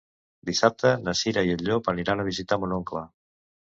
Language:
Catalan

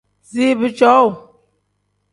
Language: Tem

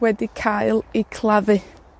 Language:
Welsh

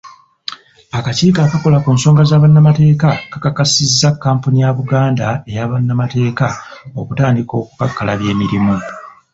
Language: Ganda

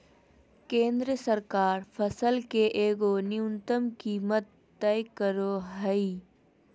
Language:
Magahi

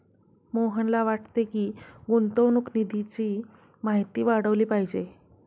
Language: Marathi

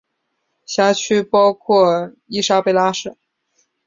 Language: Chinese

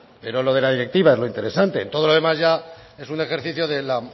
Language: Spanish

